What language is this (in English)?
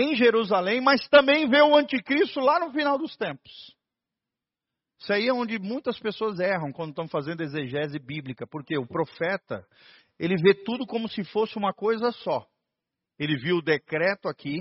Portuguese